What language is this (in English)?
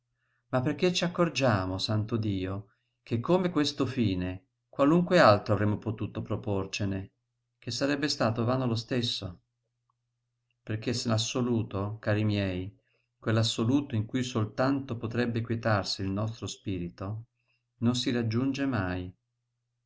Italian